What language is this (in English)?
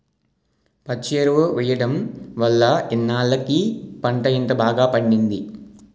Telugu